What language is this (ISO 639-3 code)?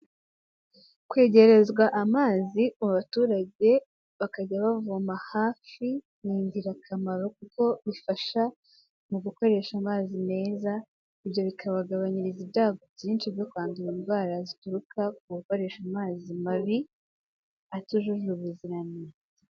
kin